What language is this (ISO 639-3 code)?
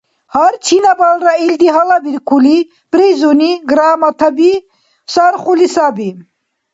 dar